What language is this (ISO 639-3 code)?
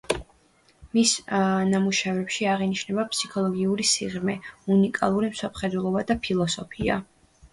kat